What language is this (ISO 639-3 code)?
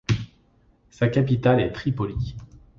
fra